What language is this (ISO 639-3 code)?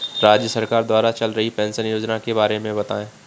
hin